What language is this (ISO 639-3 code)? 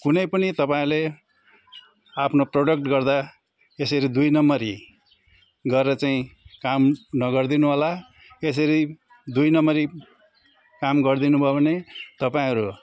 nep